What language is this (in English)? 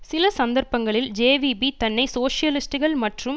Tamil